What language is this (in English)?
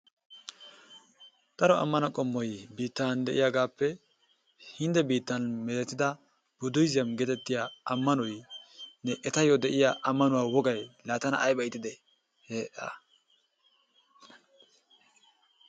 Wolaytta